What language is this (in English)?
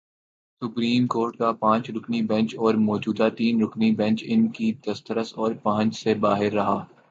Urdu